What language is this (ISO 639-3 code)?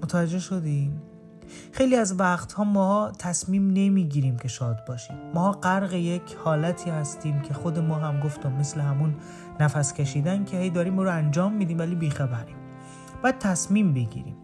fas